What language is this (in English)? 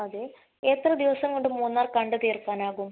Malayalam